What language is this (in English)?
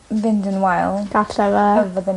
Welsh